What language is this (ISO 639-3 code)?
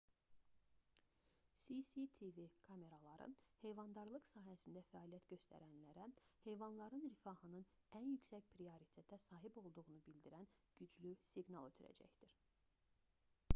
aze